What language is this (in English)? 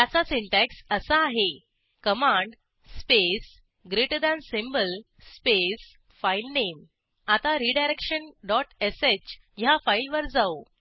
Marathi